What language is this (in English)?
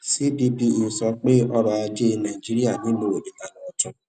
Yoruba